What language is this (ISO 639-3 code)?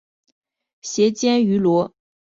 zho